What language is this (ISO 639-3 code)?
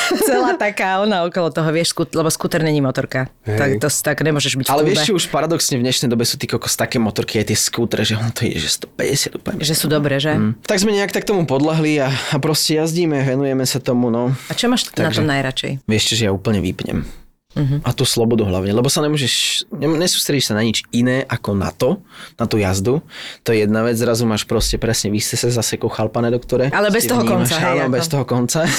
slk